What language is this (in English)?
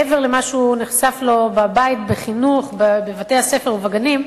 Hebrew